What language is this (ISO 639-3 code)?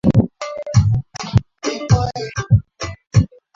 swa